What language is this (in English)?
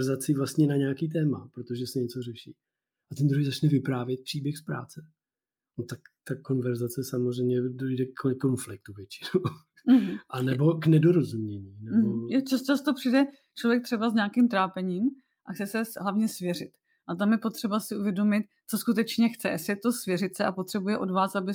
Czech